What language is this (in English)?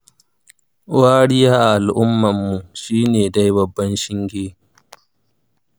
Hausa